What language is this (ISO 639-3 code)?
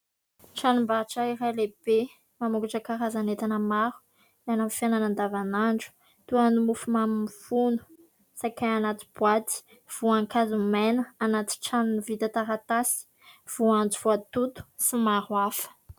mlg